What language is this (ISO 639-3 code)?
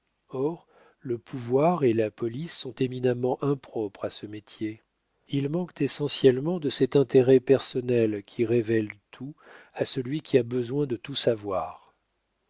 fra